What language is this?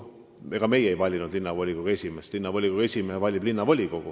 Estonian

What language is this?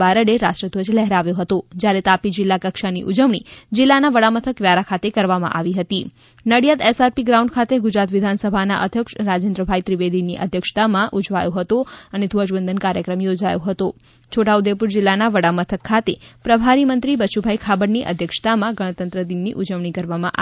Gujarati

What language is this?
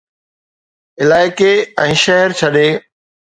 Sindhi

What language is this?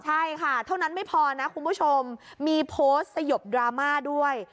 Thai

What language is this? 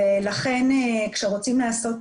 Hebrew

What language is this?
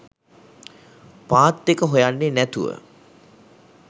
Sinhala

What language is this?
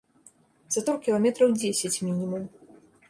Belarusian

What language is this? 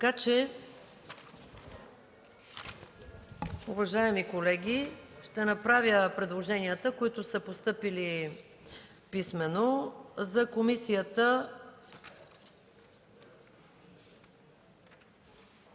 Bulgarian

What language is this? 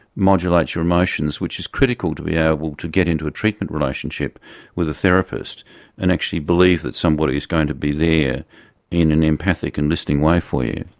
English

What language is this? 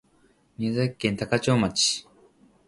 Japanese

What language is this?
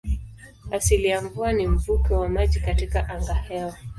Swahili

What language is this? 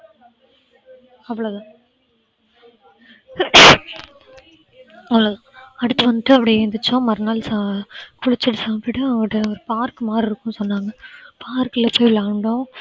Tamil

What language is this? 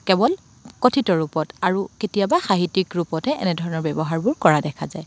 Assamese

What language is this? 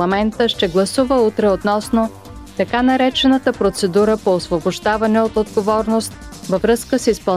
Bulgarian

